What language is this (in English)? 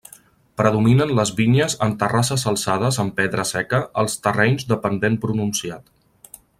Catalan